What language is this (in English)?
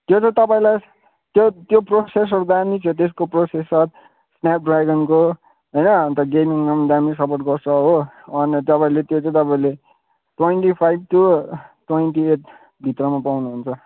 Nepali